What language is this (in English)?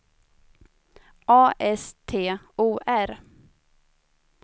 Swedish